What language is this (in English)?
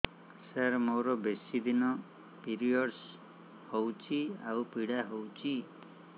Odia